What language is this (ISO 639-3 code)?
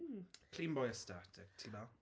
cym